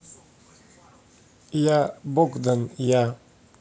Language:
Russian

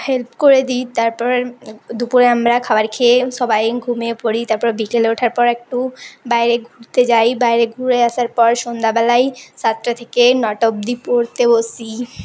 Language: Bangla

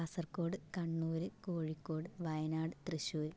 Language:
Malayalam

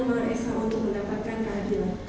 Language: Indonesian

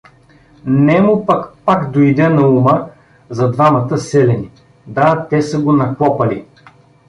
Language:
Bulgarian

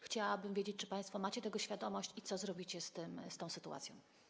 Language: Polish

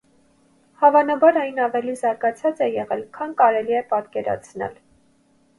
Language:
Armenian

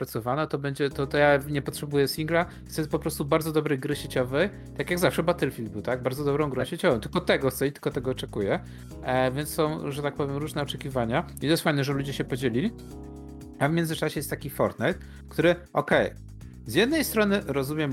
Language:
Polish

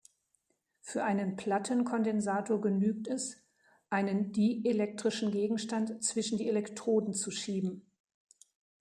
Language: German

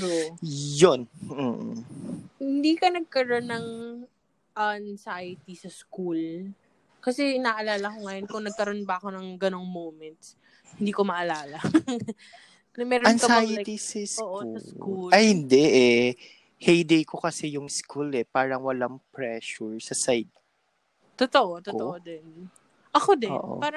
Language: Filipino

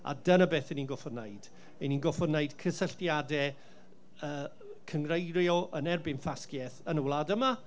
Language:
Welsh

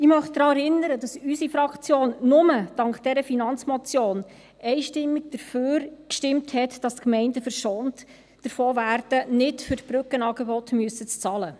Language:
Swiss German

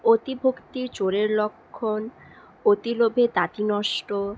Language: Bangla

